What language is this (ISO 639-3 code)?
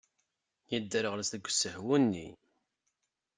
kab